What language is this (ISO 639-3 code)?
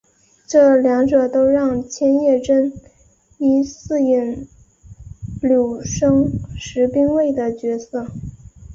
zho